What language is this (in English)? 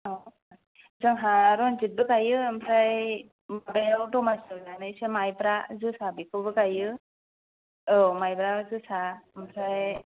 Bodo